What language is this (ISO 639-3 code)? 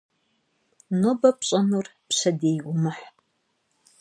kbd